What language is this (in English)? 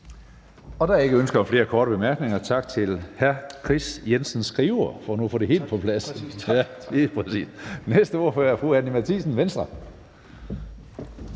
Danish